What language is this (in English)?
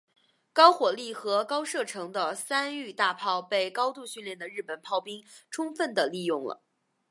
Chinese